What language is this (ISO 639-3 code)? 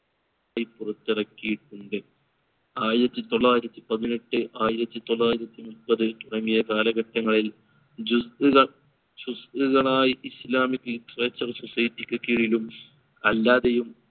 mal